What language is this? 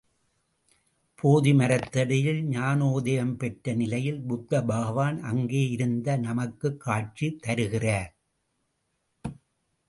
Tamil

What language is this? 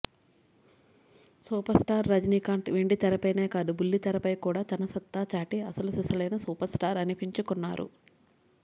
Telugu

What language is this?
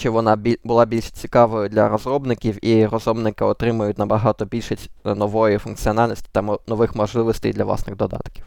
Ukrainian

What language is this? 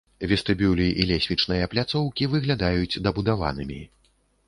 Belarusian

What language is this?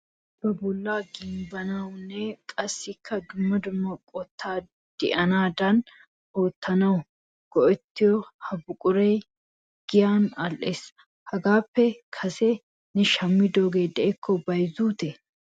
Wolaytta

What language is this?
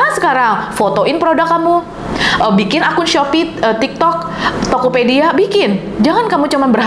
Indonesian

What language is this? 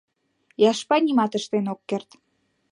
Mari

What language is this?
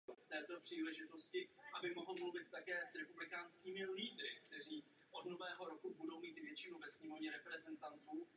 Czech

